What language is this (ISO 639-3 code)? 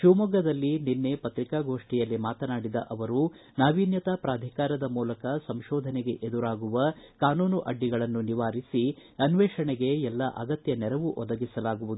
kan